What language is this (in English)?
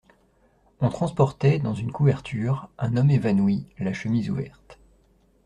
French